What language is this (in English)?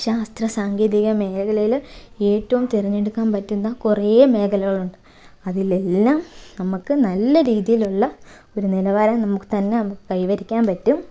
Malayalam